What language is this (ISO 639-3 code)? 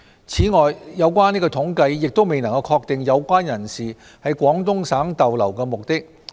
yue